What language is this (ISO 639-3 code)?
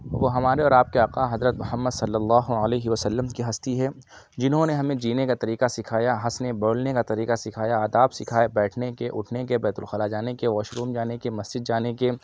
urd